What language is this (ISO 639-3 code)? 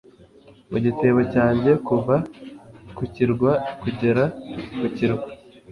kin